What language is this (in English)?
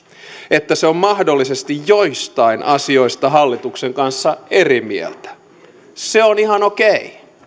Finnish